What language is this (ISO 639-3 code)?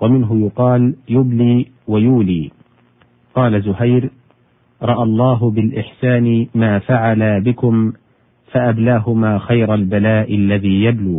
ara